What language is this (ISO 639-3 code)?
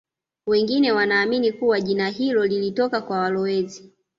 swa